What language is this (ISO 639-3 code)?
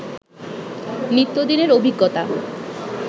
ben